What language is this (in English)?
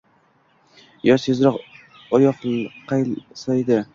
Uzbek